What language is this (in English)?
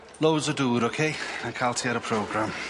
Welsh